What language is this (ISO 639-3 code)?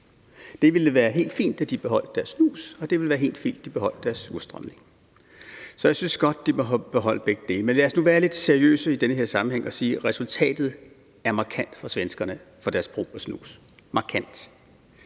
dan